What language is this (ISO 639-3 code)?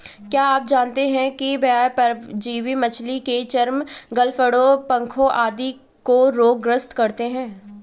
hin